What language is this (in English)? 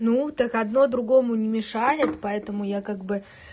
Russian